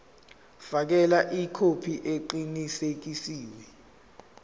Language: Zulu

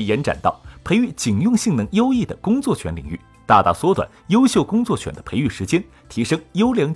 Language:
Chinese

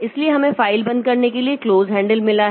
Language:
Hindi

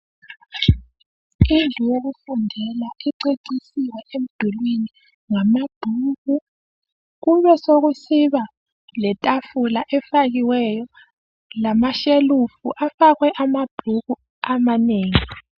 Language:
North Ndebele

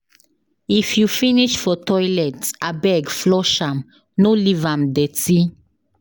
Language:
Nigerian Pidgin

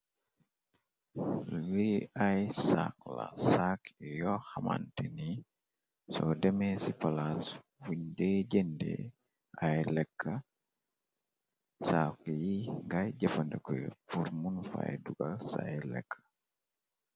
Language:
Wolof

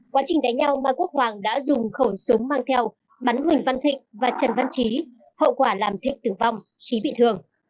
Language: Vietnamese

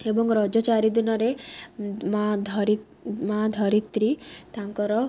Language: Odia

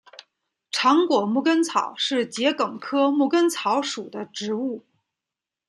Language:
Chinese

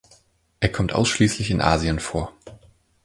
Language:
German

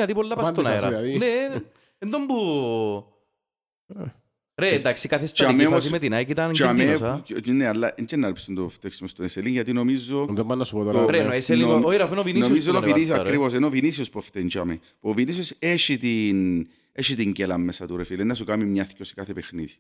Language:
Greek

